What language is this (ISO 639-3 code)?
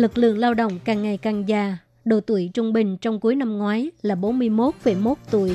vie